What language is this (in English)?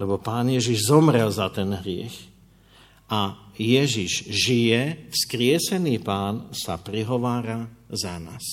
Slovak